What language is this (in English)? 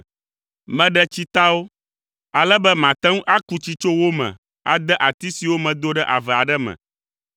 Ewe